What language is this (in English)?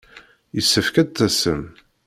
Kabyle